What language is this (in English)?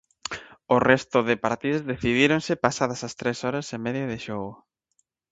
Galician